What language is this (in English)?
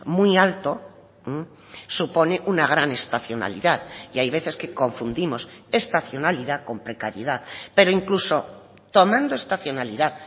Spanish